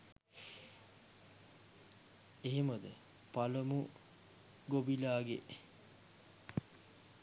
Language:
Sinhala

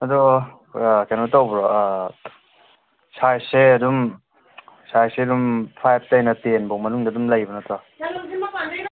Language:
Manipuri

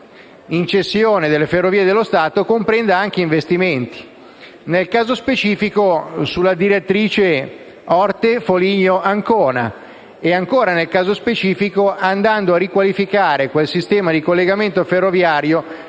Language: Italian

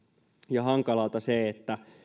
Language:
Finnish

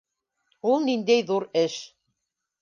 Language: Bashkir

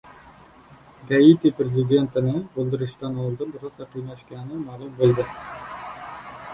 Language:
Uzbek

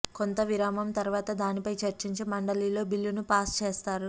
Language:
Telugu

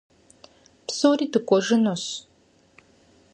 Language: Kabardian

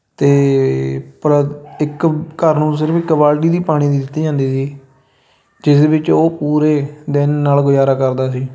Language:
Punjabi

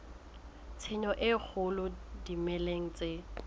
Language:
Southern Sotho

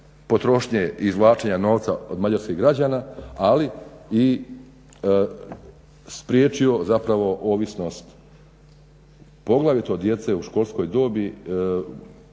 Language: Croatian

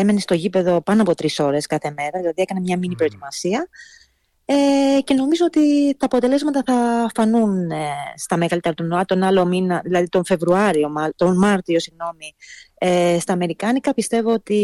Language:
Greek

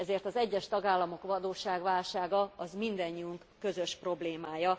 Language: Hungarian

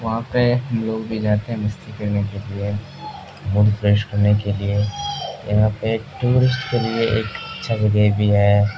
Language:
Urdu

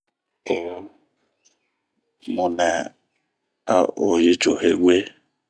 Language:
Bomu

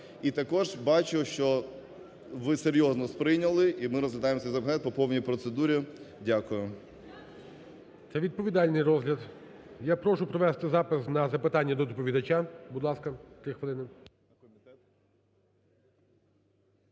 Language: Ukrainian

